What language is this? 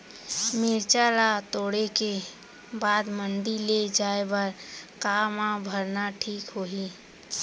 Chhattisgarhi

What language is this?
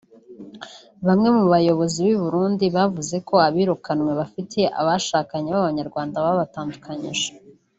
Kinyarwanda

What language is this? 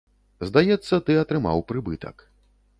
Belarusian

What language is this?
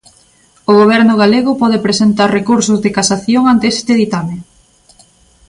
Galician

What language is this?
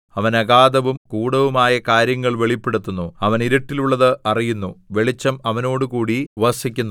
Malayalam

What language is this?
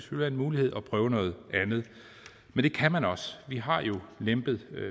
Danish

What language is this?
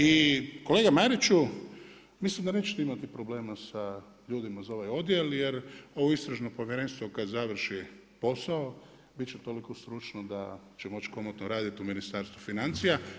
Croatian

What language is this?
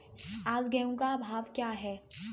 Hindi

